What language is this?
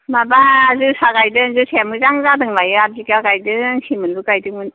Bodo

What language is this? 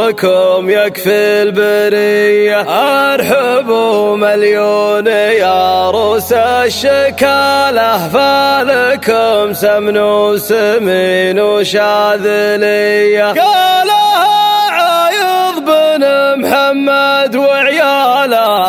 Arabic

